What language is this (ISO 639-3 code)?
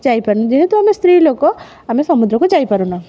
ori